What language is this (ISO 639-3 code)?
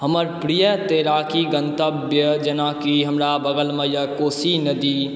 mai